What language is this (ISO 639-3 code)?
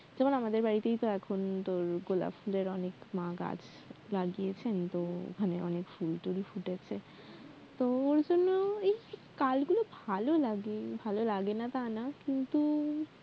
ben